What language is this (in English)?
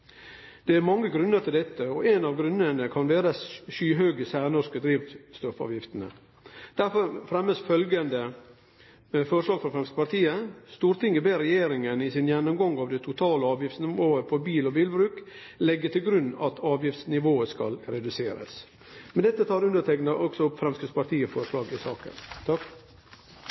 Norwegian Nynorsk